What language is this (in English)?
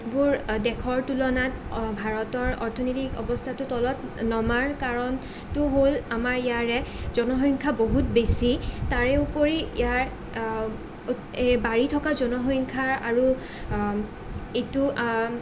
Assamese